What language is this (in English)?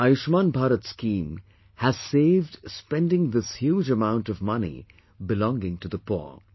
English